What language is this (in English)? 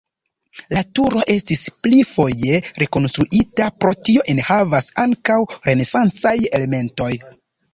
Esperanto